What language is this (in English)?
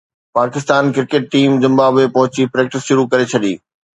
Sindhi